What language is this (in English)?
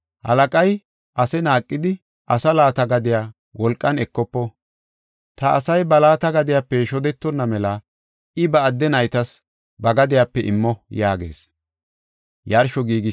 Gofa